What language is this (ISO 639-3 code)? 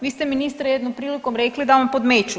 hrv